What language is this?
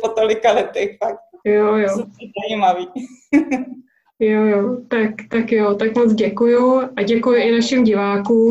Czech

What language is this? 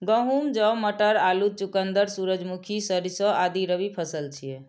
Maithili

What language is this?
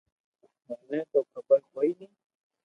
Loarki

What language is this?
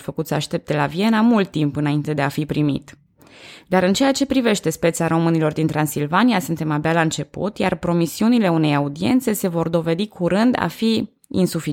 Romanian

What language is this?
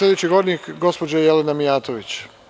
Serbian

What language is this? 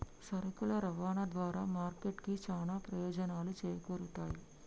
Telugu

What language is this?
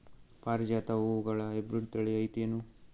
Kannada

